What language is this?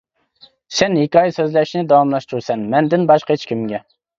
Uyghur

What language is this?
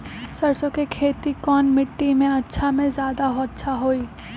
Magahi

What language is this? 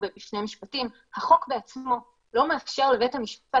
Hebrew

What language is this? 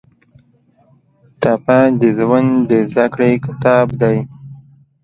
Pashto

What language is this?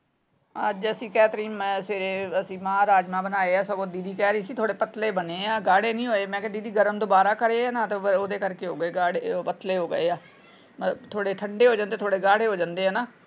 Punjabi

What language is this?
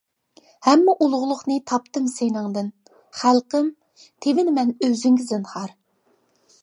Uyghur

